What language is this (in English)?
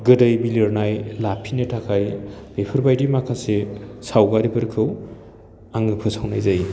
Bodo